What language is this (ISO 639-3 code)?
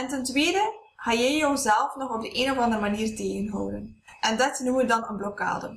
nld